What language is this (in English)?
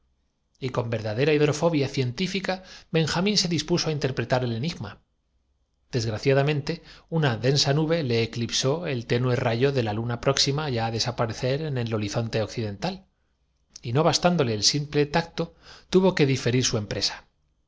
Spanish